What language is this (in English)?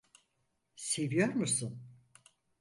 Turkish